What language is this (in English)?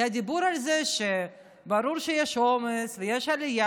Hebrew